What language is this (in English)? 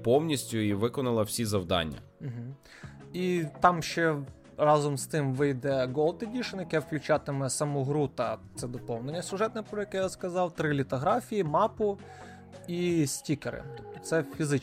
Ukrainian